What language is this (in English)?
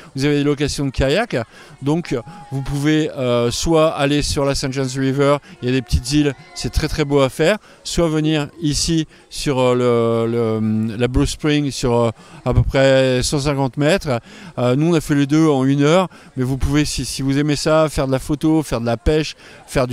French